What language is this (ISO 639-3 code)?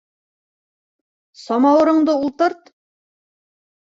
bak